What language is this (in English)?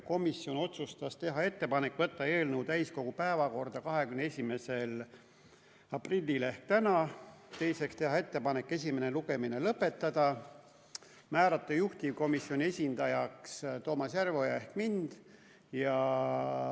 Estonian